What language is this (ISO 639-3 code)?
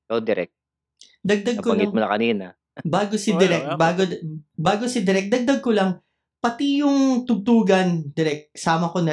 fil